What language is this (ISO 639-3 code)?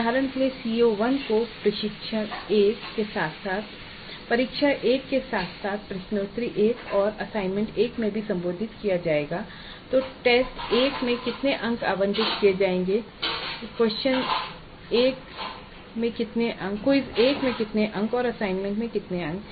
hin